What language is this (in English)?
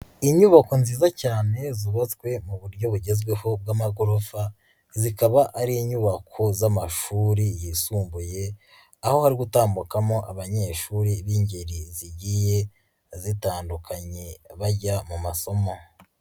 Kinyarwanda